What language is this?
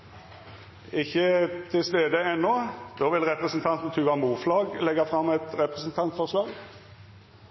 Norwegian Nynorsk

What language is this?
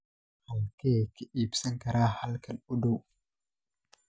Somali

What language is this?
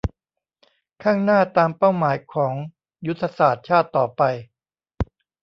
Thai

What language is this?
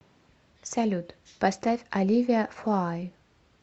Russian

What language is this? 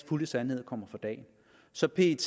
Danish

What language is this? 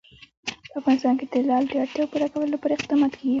Pashto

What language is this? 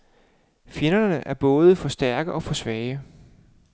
Danish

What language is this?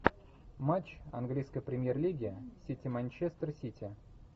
Russian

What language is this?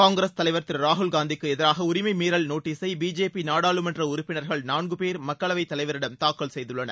Tamil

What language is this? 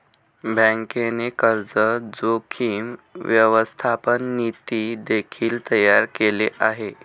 Marathi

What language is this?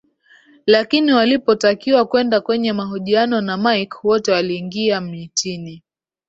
Swahili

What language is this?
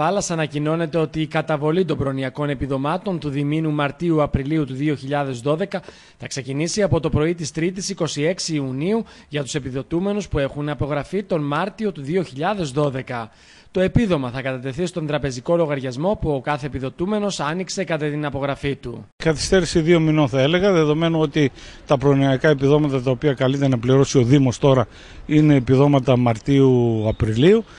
Greek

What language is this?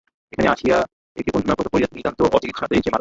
Bangla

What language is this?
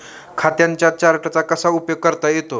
Marathi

